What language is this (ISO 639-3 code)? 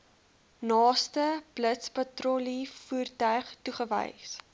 afr